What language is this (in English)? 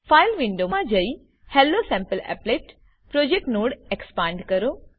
Gujarati